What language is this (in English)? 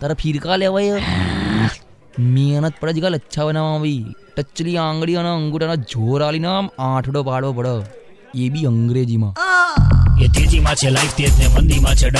Gujarati